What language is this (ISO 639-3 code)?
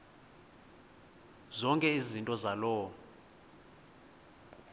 xho